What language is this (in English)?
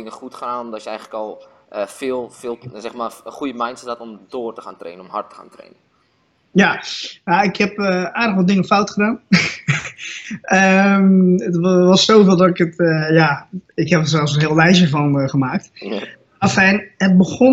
Dutch